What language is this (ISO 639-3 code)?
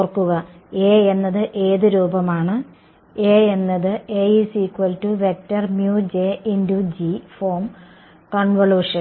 mal